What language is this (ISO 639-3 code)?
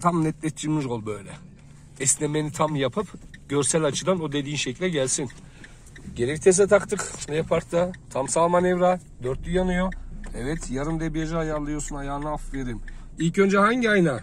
tur